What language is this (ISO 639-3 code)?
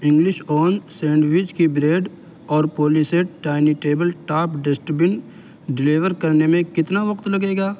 urd